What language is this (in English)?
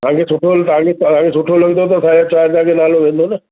Sindhi